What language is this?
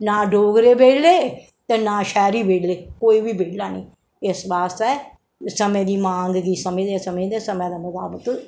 Dogri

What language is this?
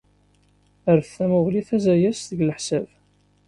Kabyle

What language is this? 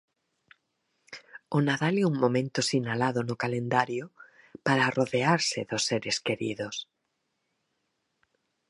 Galician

